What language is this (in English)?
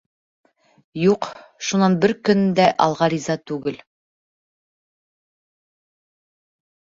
Bashkir